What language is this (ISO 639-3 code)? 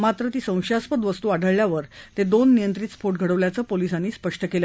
mar